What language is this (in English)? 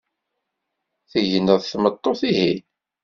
Kabyle